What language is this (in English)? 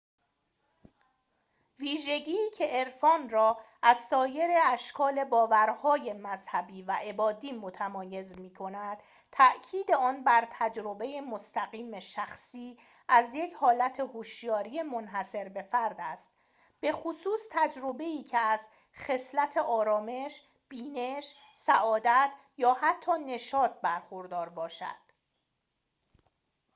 Persian